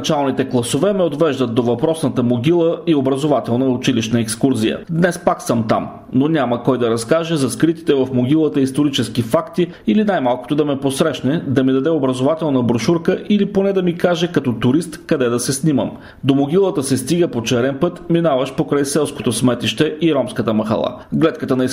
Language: Bulgarian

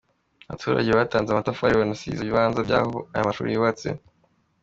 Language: Kinyarwanda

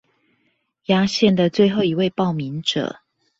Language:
Chinese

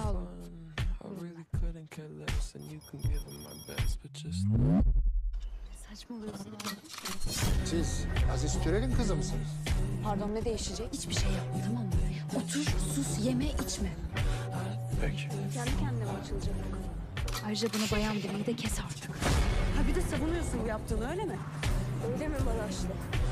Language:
Turkish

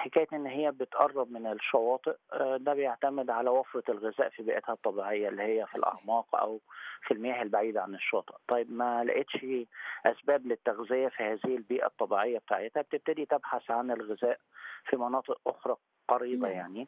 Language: Arabic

